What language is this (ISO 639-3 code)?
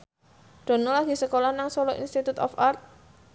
jav